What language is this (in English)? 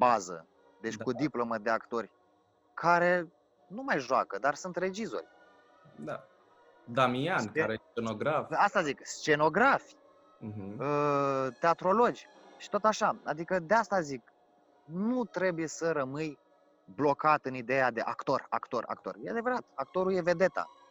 Romanian